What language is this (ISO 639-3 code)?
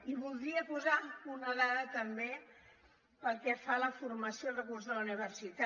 cat